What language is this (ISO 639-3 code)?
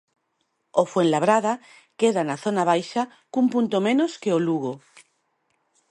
glg